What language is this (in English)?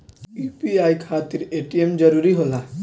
Bhojpuri